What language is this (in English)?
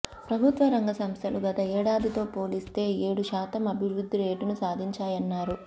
Telugu